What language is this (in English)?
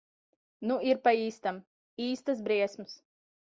Latvian